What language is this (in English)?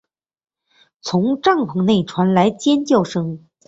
Chinese